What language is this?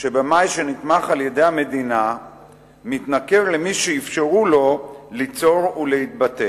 Hebrew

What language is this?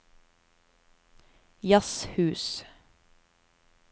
Norwegian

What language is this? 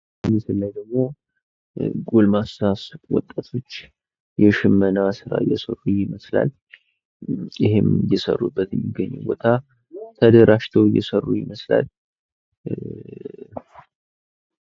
Amharic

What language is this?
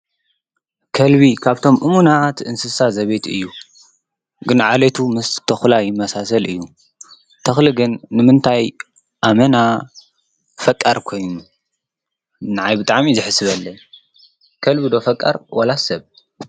Tigrinya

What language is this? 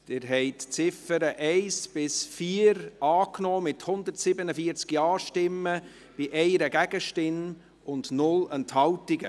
Swiss German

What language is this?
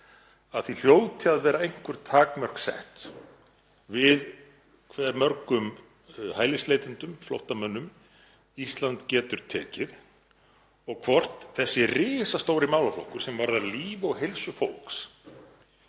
Icelandic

